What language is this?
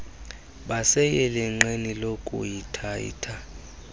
Xhosa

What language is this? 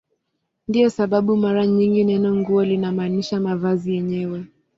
Swahili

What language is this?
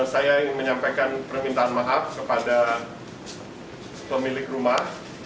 Indonesian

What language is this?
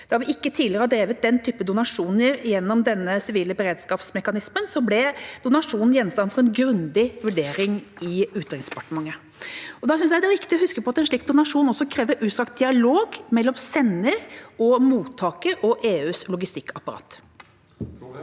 Norwegian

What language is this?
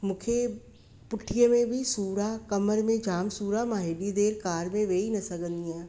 Sindhi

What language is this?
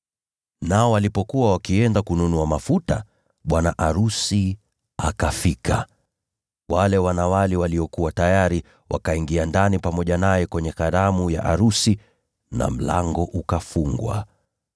Swahili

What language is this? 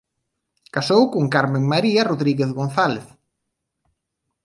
Galician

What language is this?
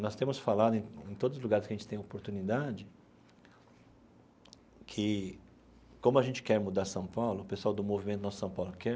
Portuguese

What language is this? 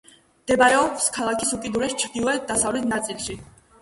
Georgian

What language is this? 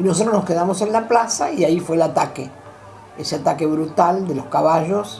Spanish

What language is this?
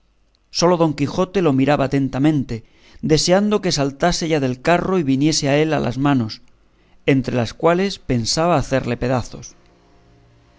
Spanish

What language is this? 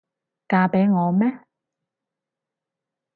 Cantonese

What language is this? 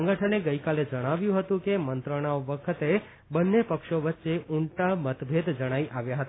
Gujarati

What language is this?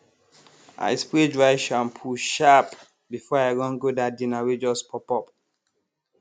Nigerian Pidgin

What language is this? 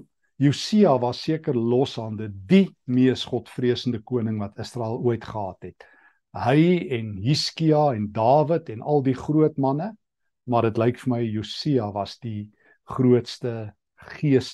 Dutch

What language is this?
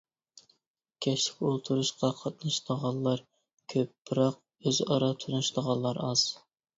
Uyghur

